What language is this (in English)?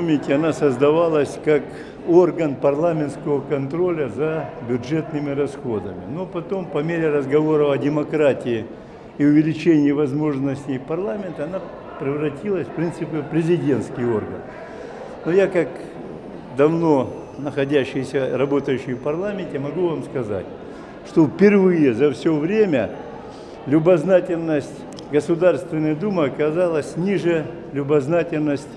Russian